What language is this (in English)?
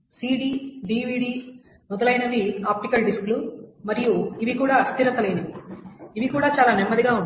Telugu